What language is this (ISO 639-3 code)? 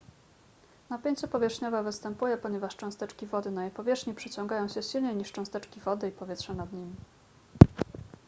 pol